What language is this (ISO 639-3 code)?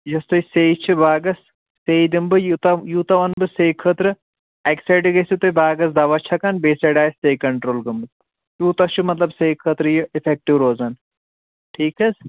kas